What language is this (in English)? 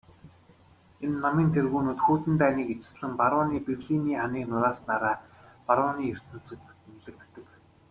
Mongolian